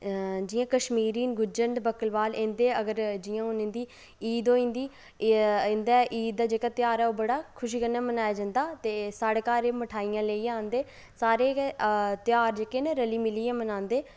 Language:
Dogri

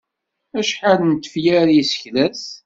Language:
Kabyle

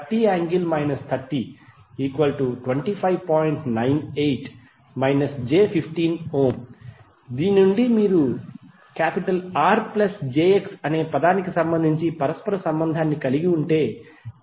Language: Telugu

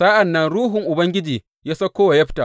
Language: Hausa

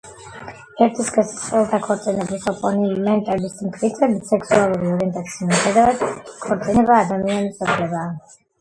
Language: Georgian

